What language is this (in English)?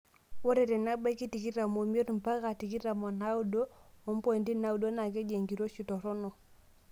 Masai